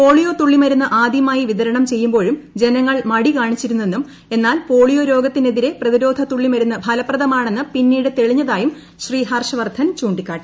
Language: Malayalam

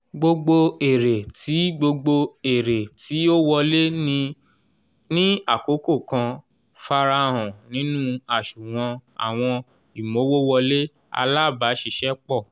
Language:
Yoruba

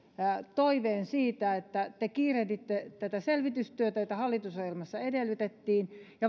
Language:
Finnish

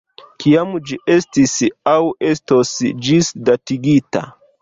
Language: Esperanto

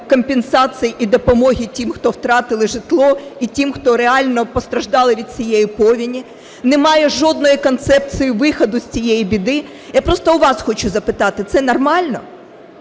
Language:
Ukrainian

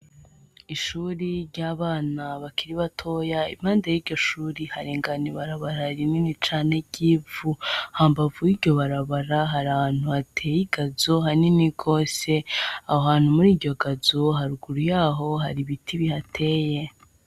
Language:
Rundi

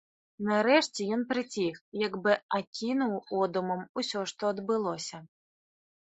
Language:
Belarusian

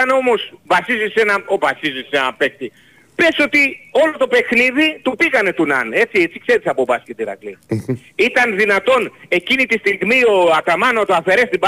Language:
Greek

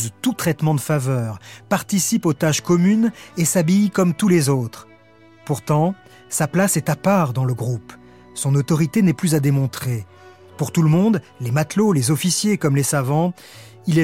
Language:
French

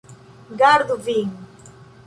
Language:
Esperanto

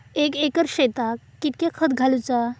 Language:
Marathi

